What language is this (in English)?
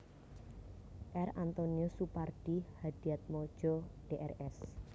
Javanese